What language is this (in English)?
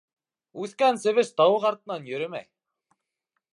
Bashkir